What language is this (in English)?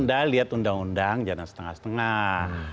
Indonesian